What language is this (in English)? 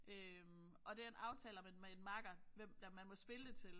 Danish